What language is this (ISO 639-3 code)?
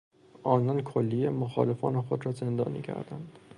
fas